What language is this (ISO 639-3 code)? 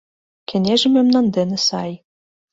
chm